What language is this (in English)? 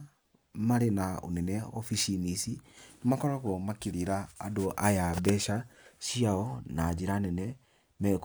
Kikuyu